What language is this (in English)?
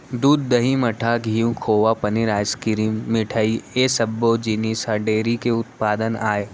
Chhattisgarhi